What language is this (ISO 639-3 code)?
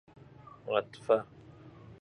fas